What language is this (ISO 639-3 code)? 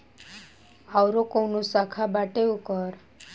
bho